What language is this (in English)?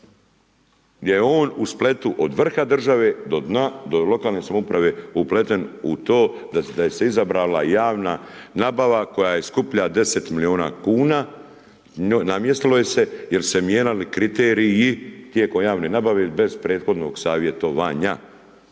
Croatian